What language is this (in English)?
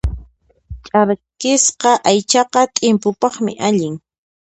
Puno Quechua